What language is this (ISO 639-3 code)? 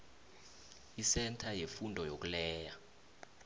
nbl